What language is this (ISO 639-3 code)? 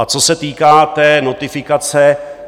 ces